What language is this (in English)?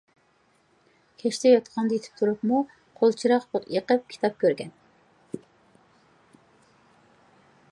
Uyghur